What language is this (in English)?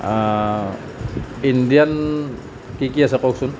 Assamese